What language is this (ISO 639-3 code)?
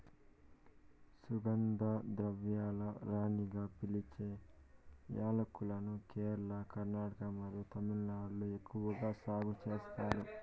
tel